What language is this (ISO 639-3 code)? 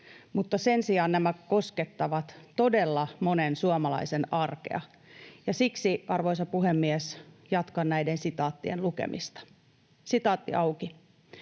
fin